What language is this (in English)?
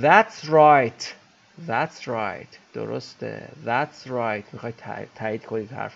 Persian